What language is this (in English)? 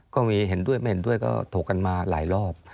Thai